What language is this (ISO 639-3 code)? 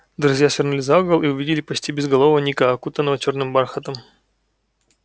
rus